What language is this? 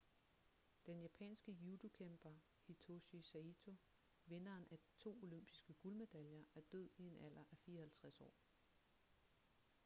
Danish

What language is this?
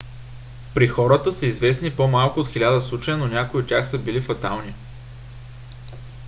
Bulgarian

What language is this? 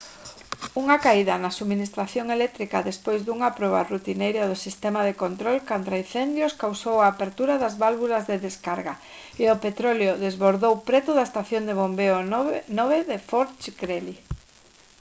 Galician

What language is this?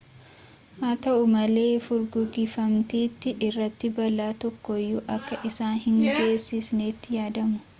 Oromo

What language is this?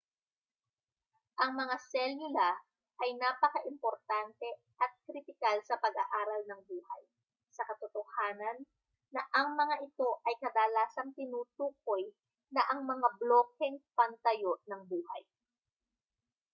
Filipino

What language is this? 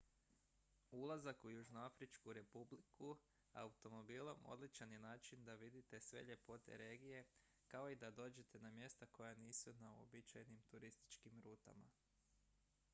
Croatian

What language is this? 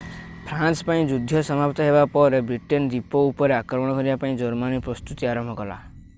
Odia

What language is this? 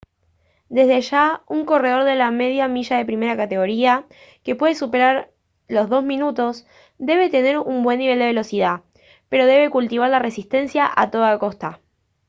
Spanish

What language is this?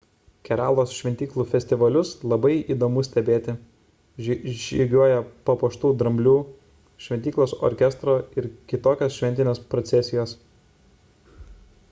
Lithuanian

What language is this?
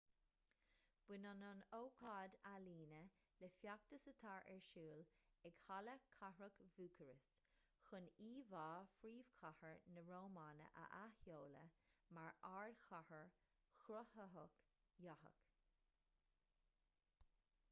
Irish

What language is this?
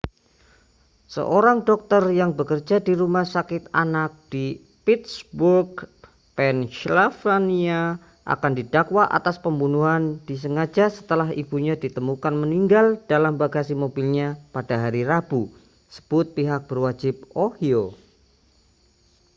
Indonesian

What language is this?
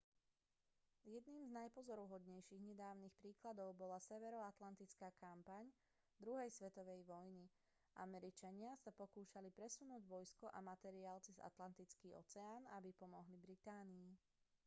Slovak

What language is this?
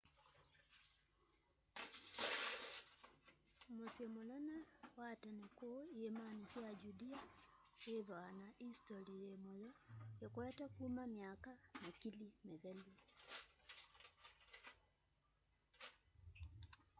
Kamba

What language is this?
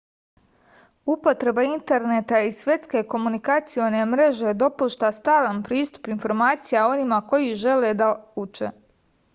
Serbian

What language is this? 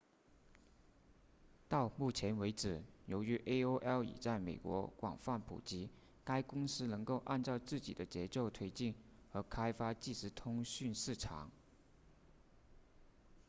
Chinese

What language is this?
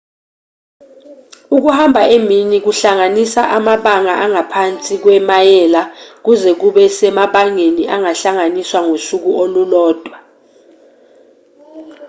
Zulu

